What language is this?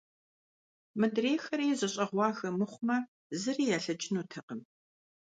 Kabardian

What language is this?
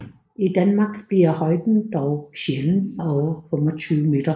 Danish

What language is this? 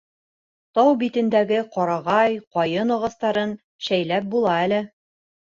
Bashkir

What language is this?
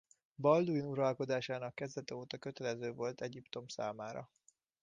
Hungarian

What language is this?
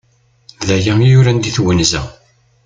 Kabyle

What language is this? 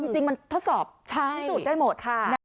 Thai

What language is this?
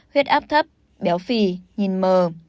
Vietnamese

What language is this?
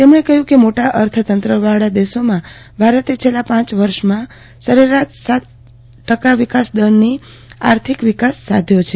Gujarati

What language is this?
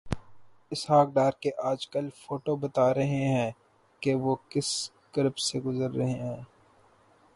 Urdu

